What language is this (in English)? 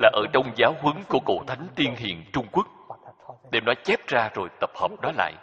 Vietnamese